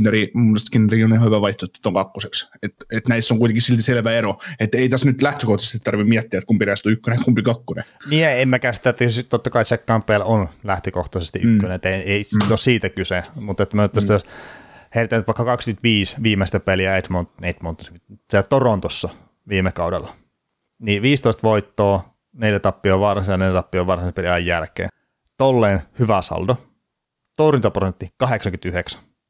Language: Finnish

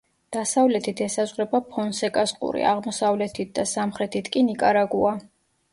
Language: Georgian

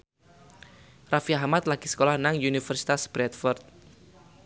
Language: Javanese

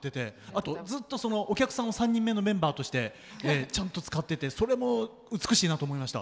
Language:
Japanese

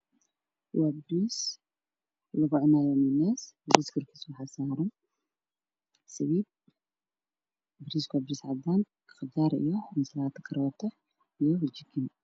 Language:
Somali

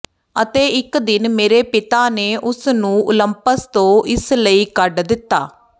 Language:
Punjabi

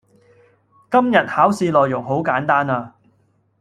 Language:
Cantonese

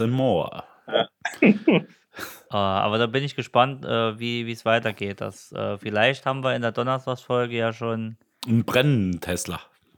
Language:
German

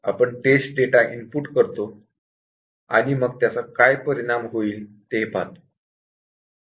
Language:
Marathi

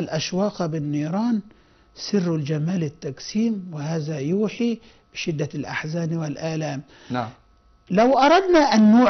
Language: Arabic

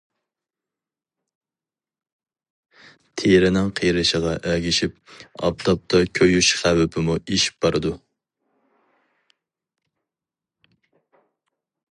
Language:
Uyghur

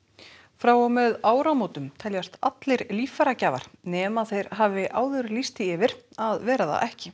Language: Icelandic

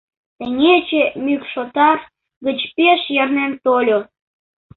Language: Mari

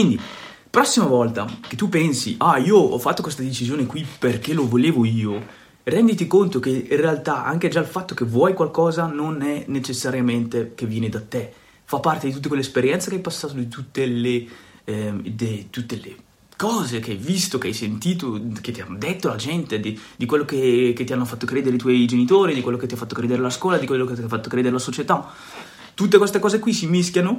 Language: Italian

